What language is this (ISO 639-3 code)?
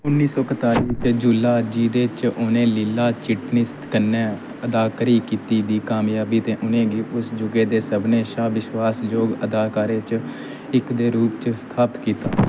doi